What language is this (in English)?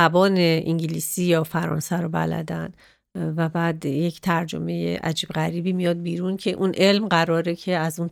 Persian